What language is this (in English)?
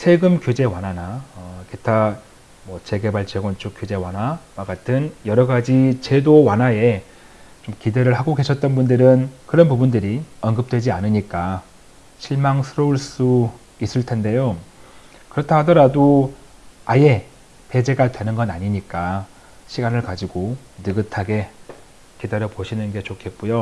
Korean